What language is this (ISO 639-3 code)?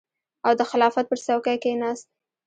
pus